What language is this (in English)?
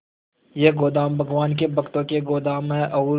Hindi